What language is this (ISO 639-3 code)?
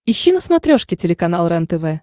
rus